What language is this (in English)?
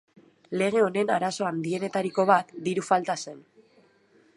Basque